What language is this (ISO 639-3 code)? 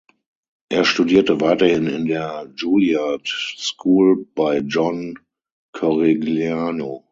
deu